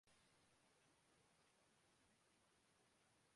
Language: Urdu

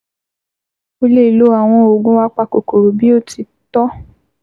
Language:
Yoruba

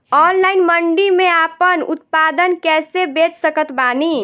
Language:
Bhojpuri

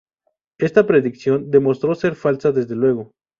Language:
Spanish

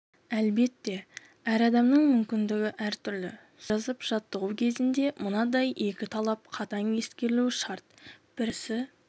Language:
Kazakh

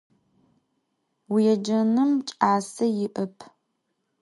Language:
Adyghe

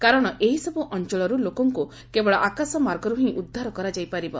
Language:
Odia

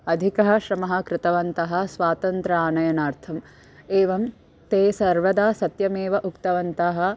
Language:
Sanskrit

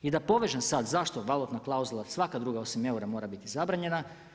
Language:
Croatian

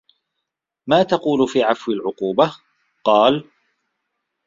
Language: Arabic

